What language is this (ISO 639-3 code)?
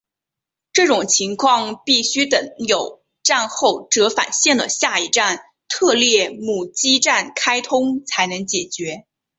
zho